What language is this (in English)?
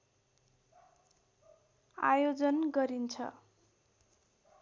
Nepali